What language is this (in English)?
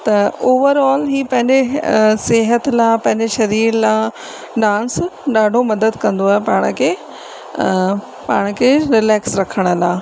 Sindhi